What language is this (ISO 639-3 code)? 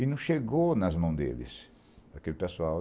por